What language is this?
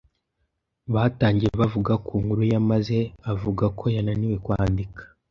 Kinyarwanda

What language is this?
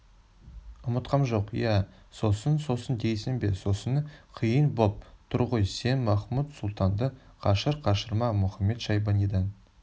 Kazakh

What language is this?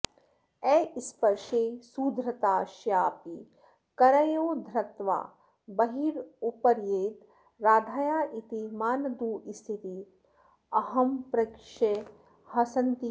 Sanskrit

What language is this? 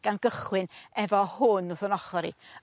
Welsh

